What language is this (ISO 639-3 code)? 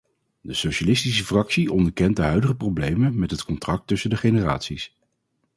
nld